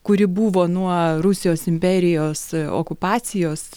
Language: Lithuanian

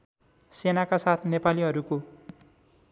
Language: Nepali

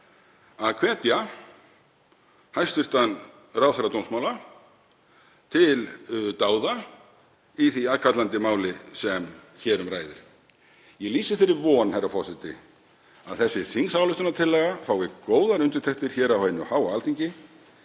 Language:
Icelandic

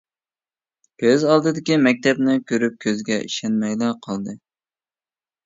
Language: Uyghur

